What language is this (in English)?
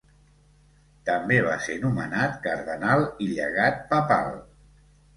Catalan